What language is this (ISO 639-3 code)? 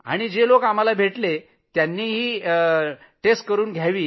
mar